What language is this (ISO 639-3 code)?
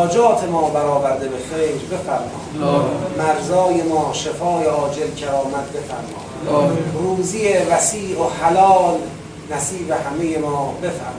fas